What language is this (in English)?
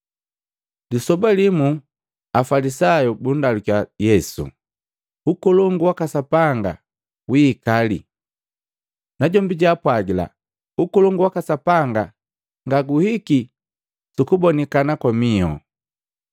Matengo